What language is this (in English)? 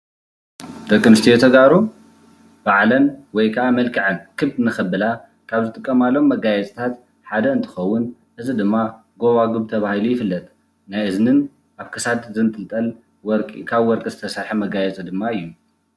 Tigrinya